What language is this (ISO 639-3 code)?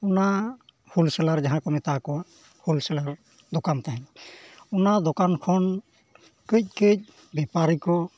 sat